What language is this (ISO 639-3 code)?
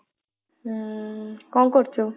ori